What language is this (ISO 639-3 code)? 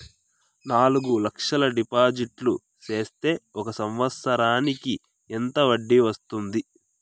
tel